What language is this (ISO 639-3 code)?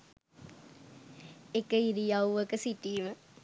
sin